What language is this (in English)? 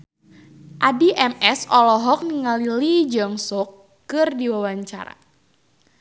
Sundanese